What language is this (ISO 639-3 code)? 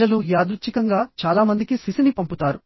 tel